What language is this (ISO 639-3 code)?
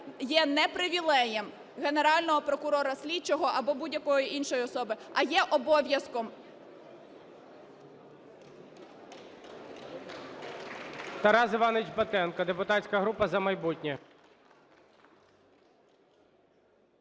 ukr